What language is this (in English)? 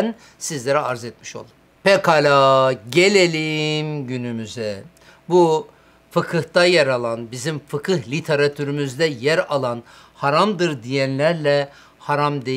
Turkish